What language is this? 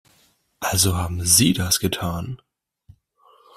German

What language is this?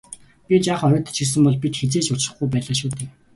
Mongolian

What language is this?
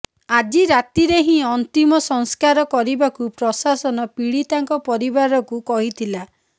Odia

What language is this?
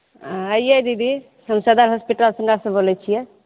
Maithili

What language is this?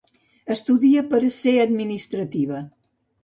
Catalan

